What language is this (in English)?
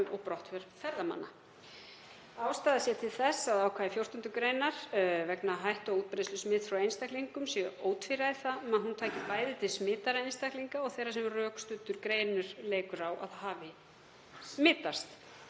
Icelandic